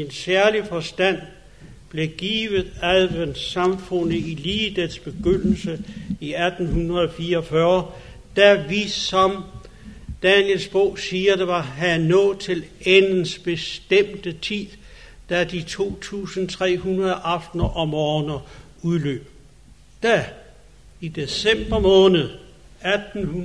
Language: Danish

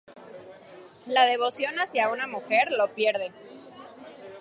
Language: Spanish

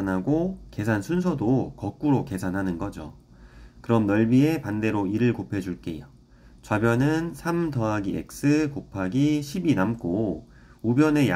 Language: Korean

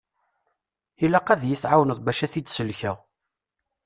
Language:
Kabyle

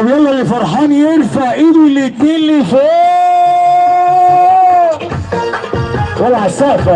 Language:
Arabic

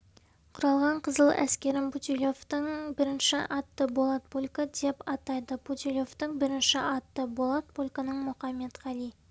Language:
Kazakh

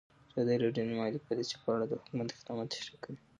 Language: Pashto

